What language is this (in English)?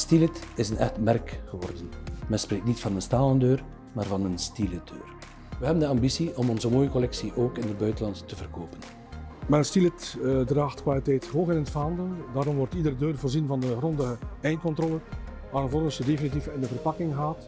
Dutch